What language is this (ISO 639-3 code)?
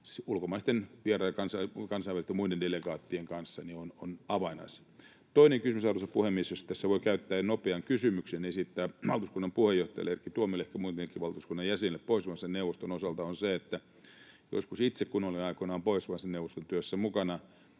fin